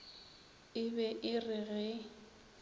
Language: Northern Sotho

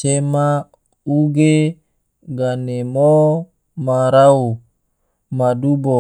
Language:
Tidore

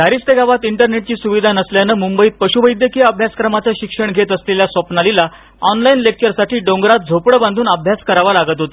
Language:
Marathi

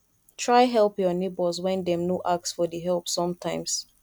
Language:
Nigerian Pidgin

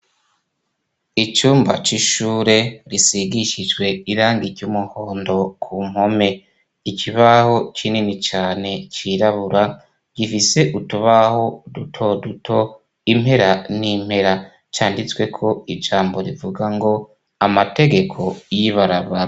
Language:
Rundi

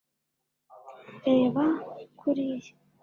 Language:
Kinyarwanda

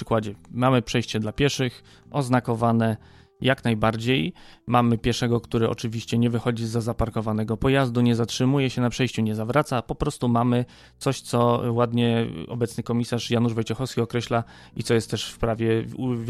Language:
Polish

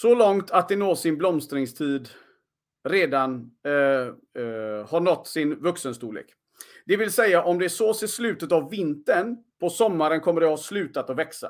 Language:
Swedish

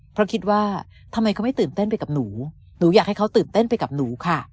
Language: Thai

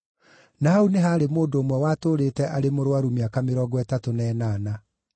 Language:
Kikuyu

